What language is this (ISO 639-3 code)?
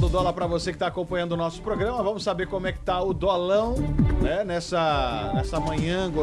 por